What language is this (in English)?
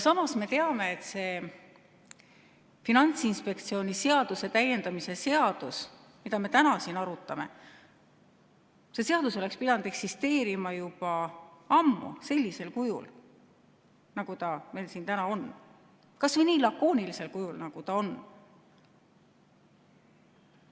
Estonian